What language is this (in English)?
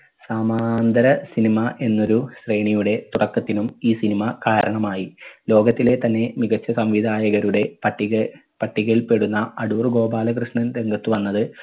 Malayalam